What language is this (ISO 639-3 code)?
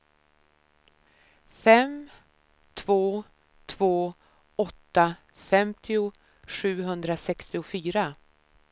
swe